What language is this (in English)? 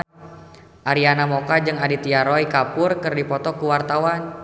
Sundanese